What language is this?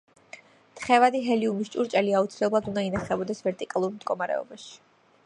Georgian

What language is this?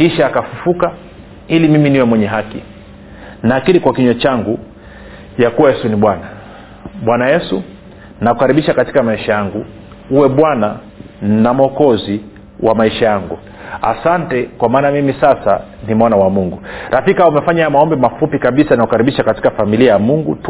Swahili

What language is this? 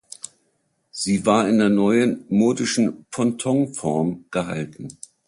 German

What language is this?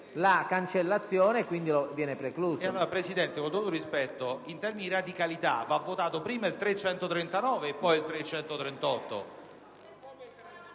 Italian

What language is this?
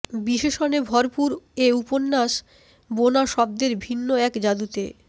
Bangla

